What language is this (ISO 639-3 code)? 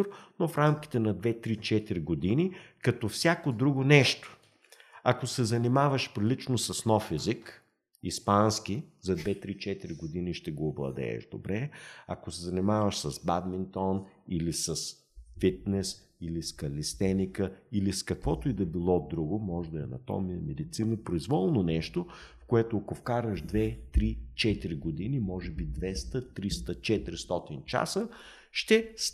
bul